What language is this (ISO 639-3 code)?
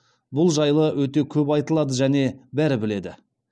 kaz